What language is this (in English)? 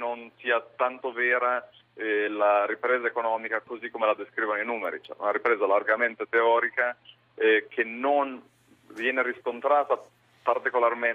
Italian